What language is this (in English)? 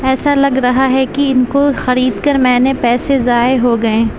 Urdu